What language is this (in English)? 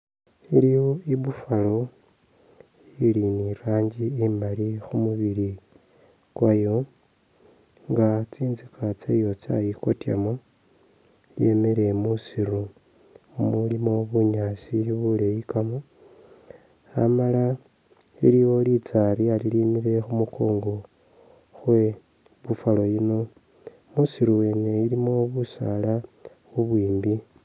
Masaaba